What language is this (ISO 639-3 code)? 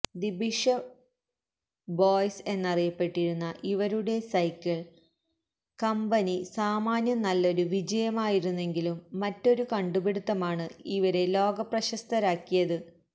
mal